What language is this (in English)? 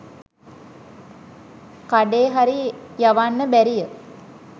Sinhala